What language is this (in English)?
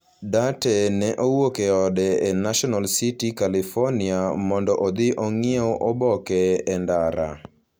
Luo (Kenya and Tanzania)